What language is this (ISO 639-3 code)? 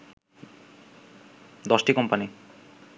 ben